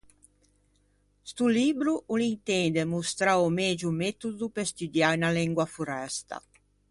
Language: Ligurian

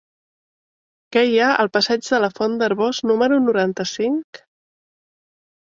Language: Catalan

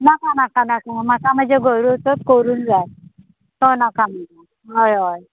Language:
Konkani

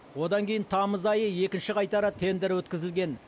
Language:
Kazakh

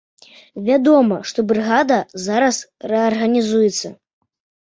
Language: Belarusian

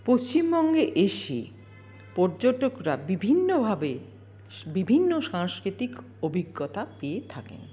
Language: Bangla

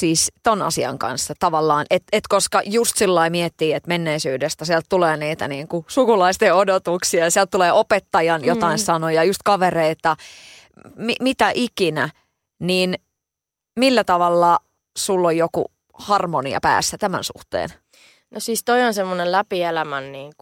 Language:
Finnish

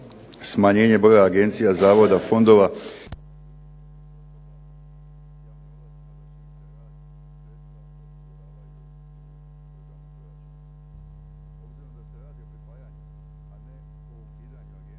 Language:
Croatian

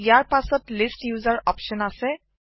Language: Assamese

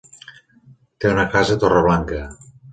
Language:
Catalan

